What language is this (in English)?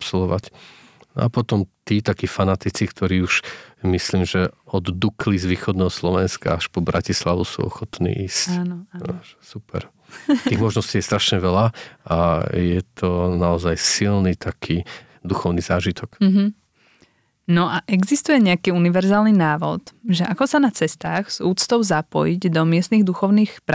Slovak